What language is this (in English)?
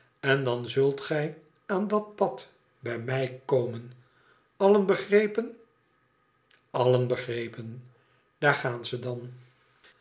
Dutch